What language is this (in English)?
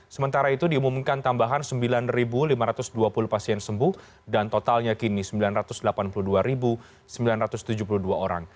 Indonesian